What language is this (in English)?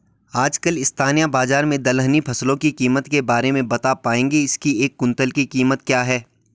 Hindi